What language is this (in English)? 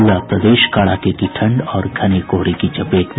Hindi